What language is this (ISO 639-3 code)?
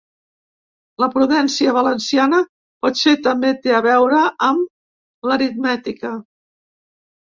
cat